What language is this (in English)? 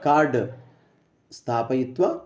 Sanskrit